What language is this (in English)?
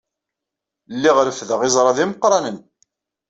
Kabyle